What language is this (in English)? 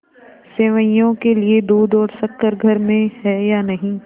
Hindi